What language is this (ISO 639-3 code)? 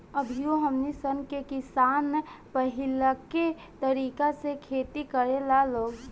bho